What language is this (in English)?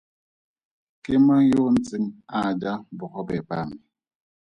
Tswana